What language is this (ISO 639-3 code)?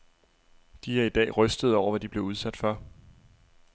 dan